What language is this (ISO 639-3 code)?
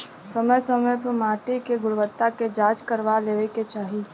bho